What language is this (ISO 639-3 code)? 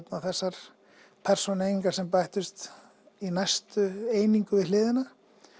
isl